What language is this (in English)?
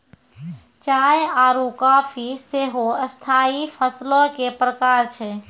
Maithili